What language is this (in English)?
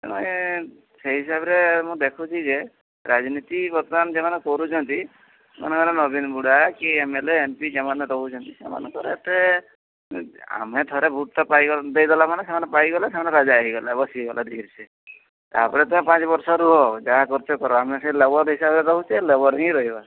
Odia